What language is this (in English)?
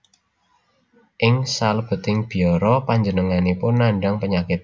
Javanese